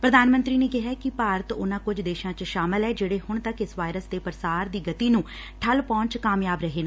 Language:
Punjabi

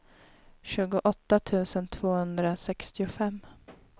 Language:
Swedish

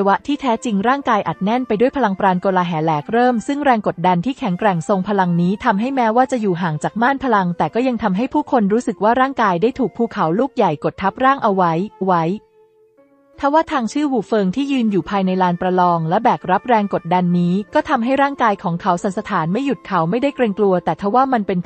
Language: Thai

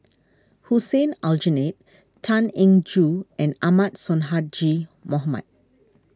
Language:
English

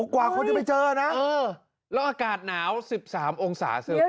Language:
Thai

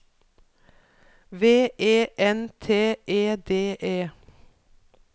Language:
Norwegian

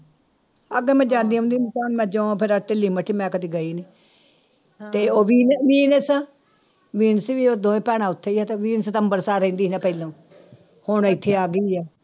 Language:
Punjabi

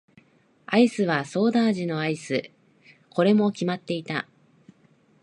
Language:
Japanese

